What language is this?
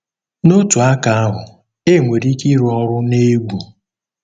Igbo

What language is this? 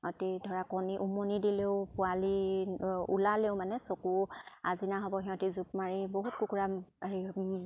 Assamese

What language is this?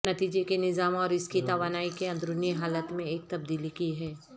Urdu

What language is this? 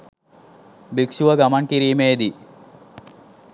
Sinhala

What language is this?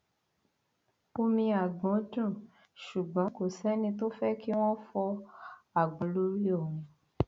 Yoruba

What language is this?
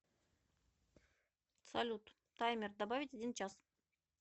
Russian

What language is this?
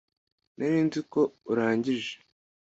Kinyarwanda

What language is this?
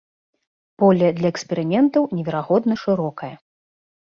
Belarusian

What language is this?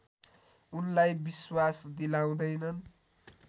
Nepali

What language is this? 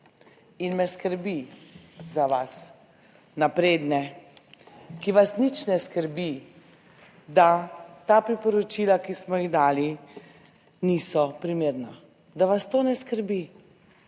Slovenian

